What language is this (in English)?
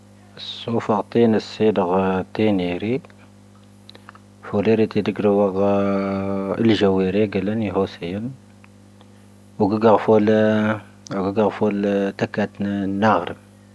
Tahaggart Tamahaq